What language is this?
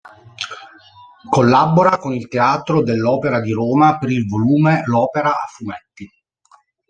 Italian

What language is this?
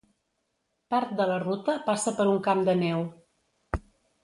Catalan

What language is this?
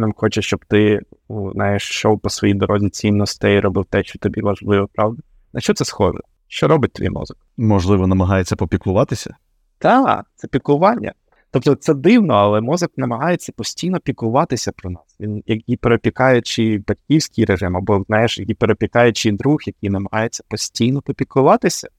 Ukrainian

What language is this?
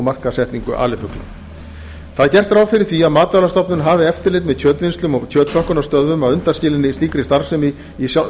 Icelandic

